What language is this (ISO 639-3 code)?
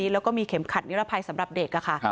tha